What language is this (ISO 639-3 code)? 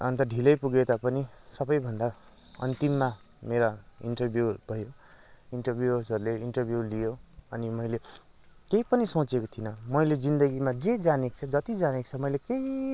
nep